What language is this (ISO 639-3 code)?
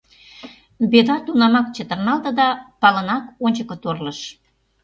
chm